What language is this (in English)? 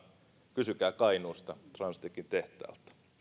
Finnish